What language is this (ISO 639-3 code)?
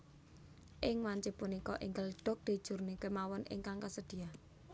jav